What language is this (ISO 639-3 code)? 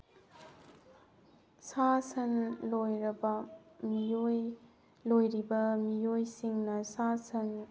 mni